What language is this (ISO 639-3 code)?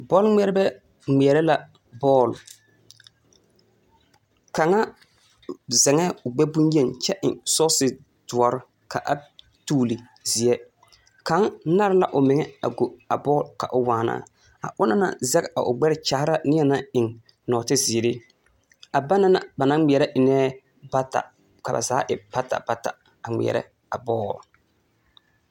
dga